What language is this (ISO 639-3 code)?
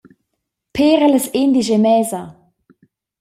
roh